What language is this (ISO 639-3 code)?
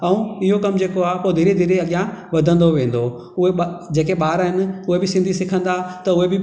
snd